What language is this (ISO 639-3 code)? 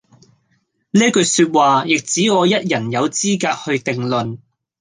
yue